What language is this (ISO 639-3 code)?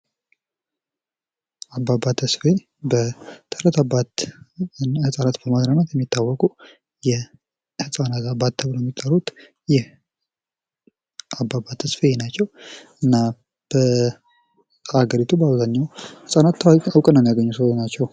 amh